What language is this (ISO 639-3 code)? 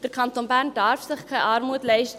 gsw